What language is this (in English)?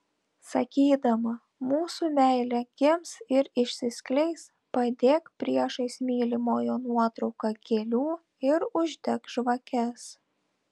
Lithuanian